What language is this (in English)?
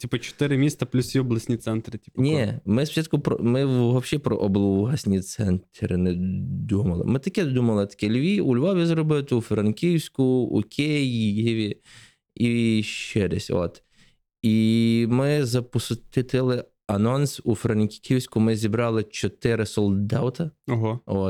Ukrainian